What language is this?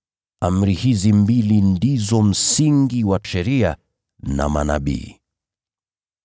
Swahili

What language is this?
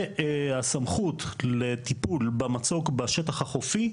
Hebrew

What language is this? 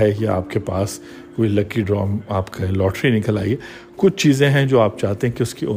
Urdu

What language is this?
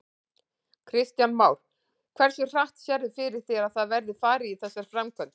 Icelandic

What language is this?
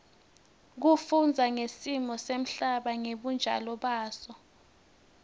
Swati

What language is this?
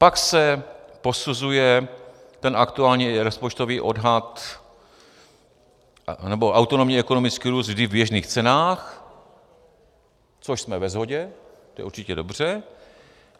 Czech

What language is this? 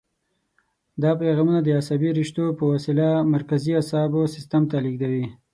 Pashto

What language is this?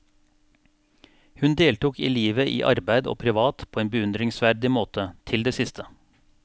Norwegian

